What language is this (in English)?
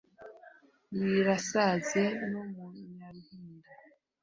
Kinyarwanda